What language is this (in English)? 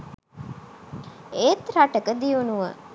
Sinhala